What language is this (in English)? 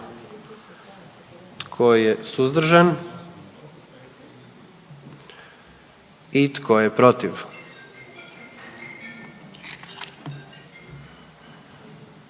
Croatian